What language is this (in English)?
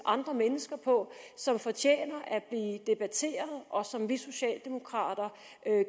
Danish